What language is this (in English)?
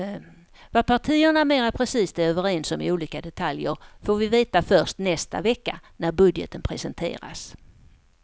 Swedish